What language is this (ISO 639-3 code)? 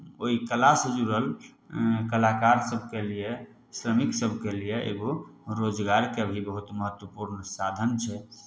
mai